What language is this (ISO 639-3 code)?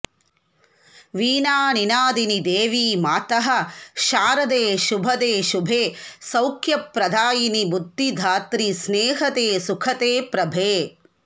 san